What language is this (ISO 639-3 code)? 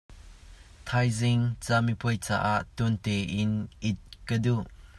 cnh